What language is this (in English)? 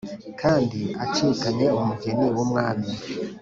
Kinyarwanda